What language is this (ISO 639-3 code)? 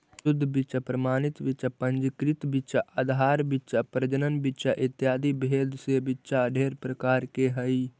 mag